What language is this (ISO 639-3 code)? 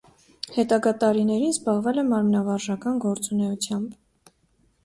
hye